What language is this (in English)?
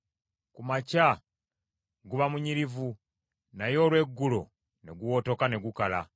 Ganda